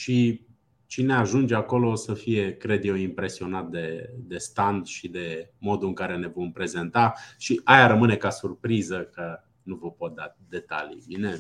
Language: Romanian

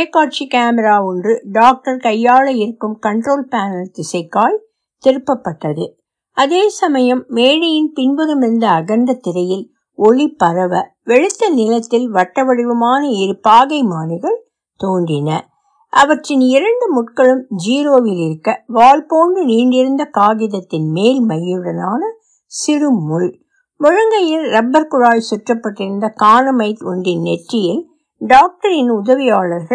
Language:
Tamil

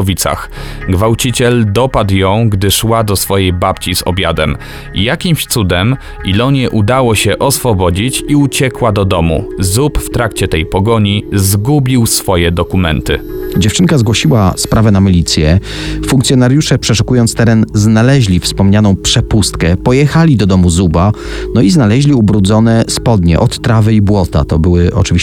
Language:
Polish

